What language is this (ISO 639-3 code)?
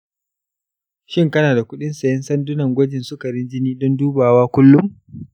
hau